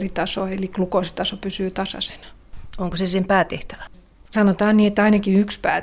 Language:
Finnish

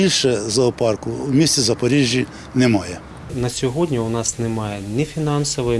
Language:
Ukrainian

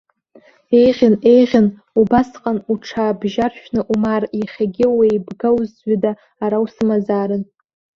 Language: Abkhazian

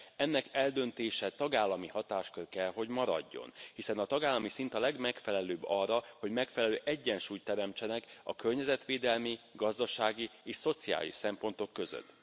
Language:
Hungarian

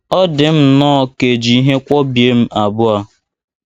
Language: Igbo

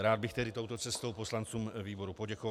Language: Czech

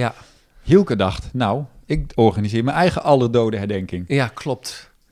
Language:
Dutch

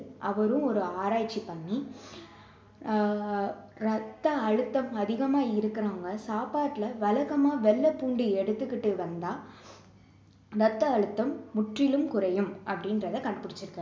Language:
Tamil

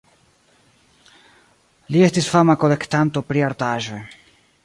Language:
Esperanto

